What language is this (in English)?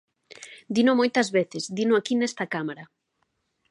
Galician